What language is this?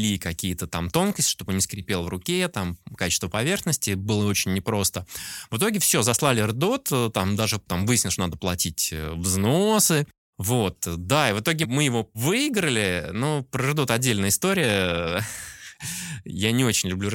Russian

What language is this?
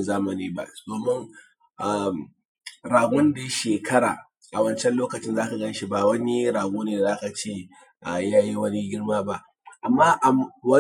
Hausa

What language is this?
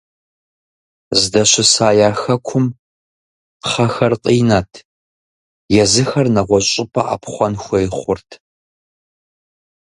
Kabardian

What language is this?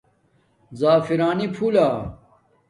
Domaaki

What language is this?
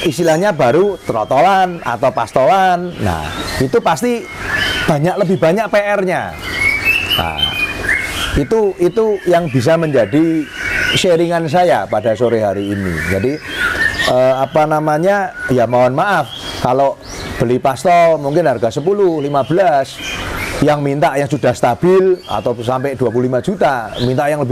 Indonesian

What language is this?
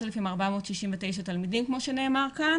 Hebrew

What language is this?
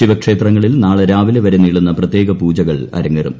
Malayalam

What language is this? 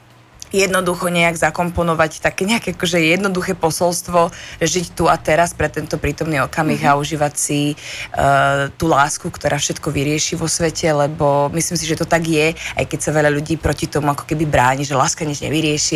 Slovak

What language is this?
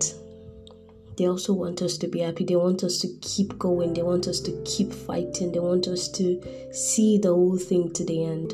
English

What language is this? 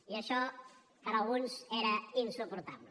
Catalan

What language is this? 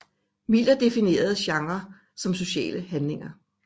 Danish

